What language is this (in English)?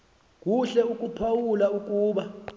Xhosa